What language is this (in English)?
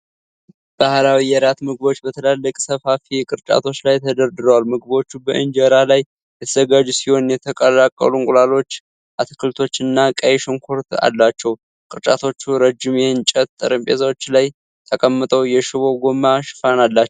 Amharic